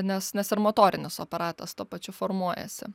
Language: Lithuanian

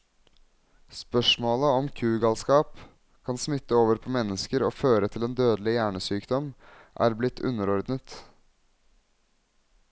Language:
Norwegian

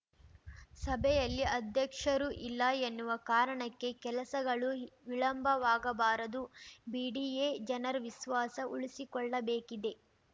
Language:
Kannada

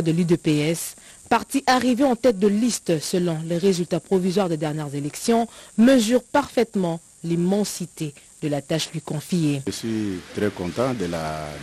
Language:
French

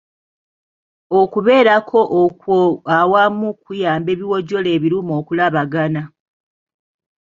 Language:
Ganda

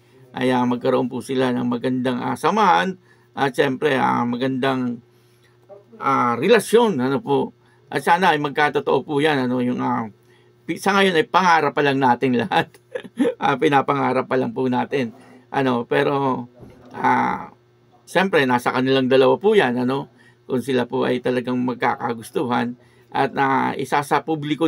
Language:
Filipino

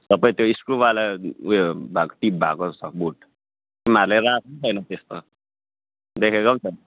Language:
Nepali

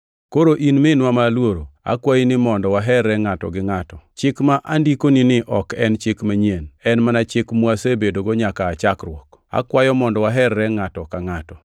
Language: Luo (Kenya and Tanzania)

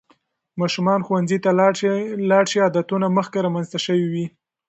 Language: Pashto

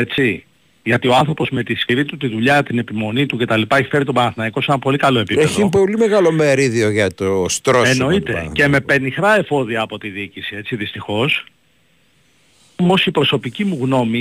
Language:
Greek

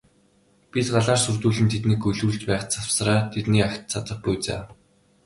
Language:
Mongolian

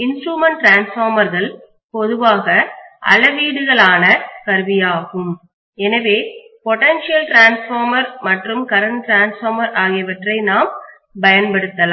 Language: Tamil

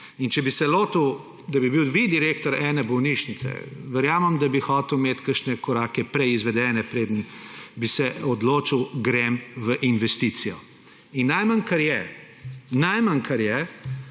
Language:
Slovenian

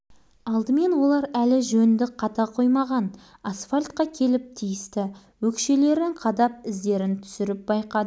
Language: Kazakh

